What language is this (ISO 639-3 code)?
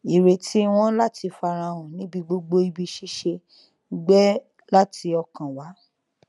yor